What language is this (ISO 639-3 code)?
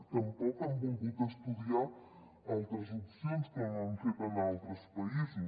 cat